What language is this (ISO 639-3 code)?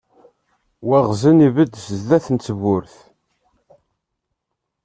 kab